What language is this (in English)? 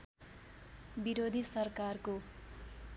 Nepali